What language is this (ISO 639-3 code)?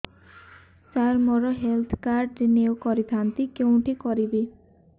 ori